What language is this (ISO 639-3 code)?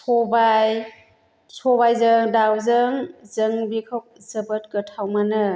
brx